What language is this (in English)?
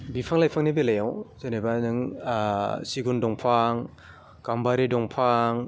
Bodo